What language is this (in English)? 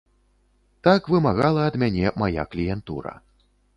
Belarusian